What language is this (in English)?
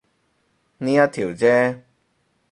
Cantonese